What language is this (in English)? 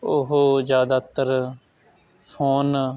Punjabi